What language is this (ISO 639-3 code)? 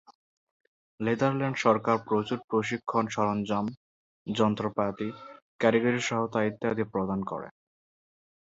ben